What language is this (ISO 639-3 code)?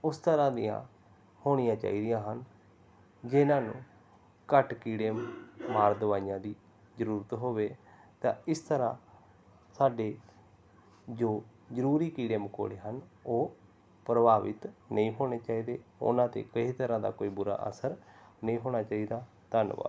pan